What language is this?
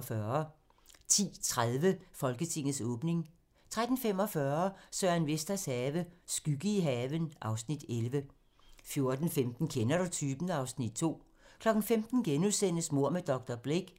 Danish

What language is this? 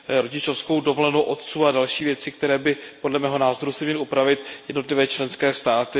Czech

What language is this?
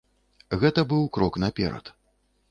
Belarusian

